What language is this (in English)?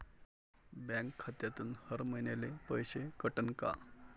Marathi